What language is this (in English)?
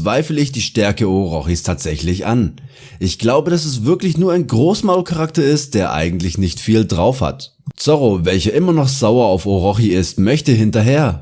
German